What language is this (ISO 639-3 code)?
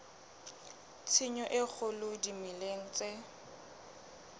sot